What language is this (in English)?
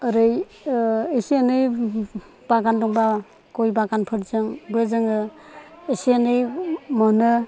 Bodo